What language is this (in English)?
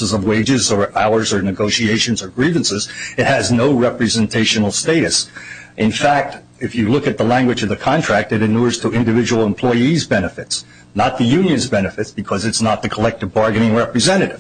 English